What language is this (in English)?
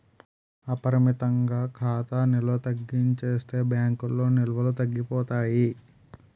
Telugu